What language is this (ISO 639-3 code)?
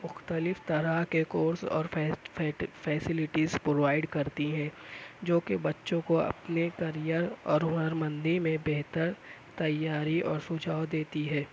urd